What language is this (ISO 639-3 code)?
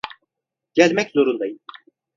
tur